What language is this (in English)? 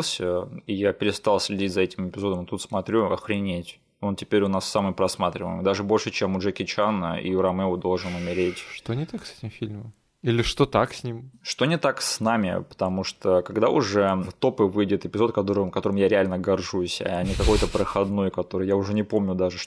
Russian